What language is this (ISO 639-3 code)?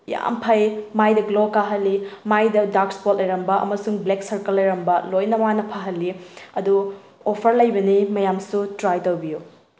mni